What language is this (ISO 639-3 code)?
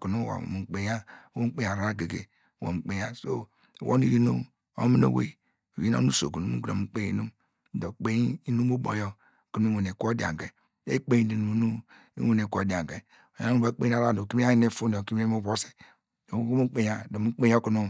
deg